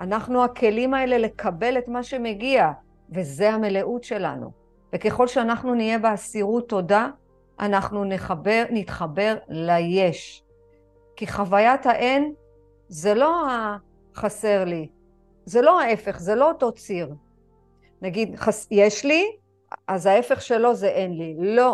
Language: Hebrew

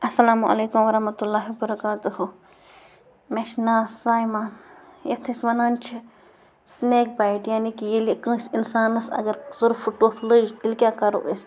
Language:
Kashmiri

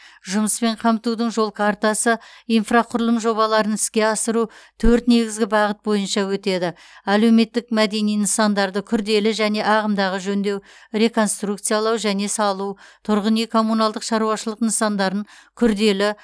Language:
Kazakh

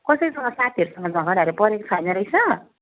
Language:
Nepali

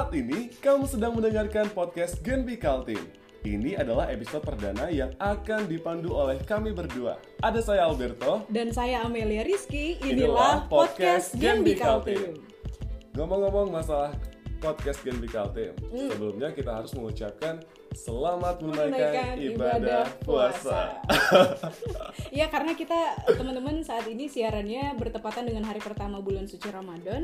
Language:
Indonesian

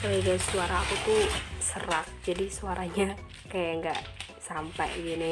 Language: Indonesian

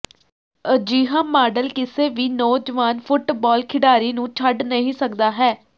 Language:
Punjabi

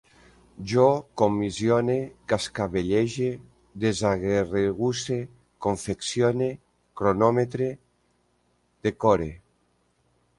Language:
Catalan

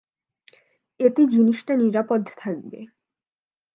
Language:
Bangla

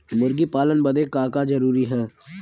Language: Bhojpuri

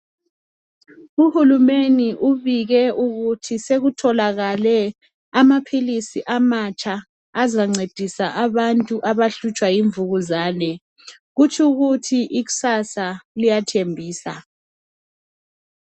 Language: North Ndebele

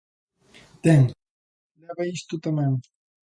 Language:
Galician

